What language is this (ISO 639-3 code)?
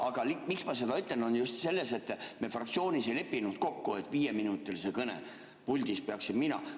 est